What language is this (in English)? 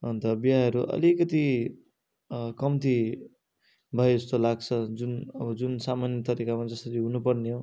Nepali